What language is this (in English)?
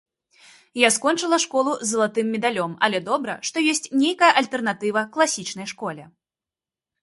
Belarusian